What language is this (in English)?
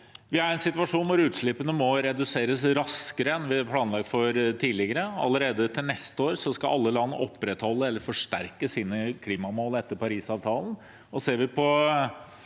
Norwegian